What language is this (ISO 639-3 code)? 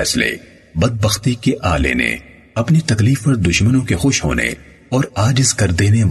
urd